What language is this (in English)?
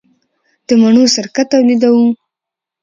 Pashto